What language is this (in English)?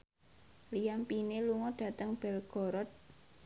Javanese